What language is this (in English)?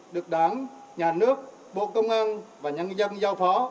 Vietnamese